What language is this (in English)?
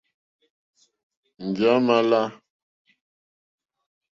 Mokpwe